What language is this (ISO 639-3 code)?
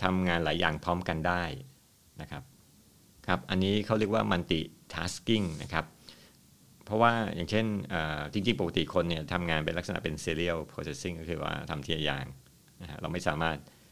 tha